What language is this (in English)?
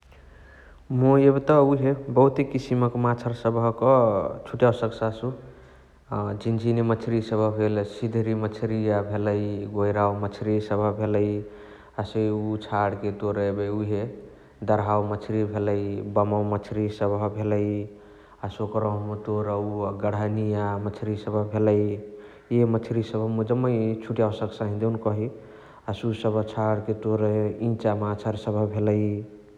Chitwania Tharu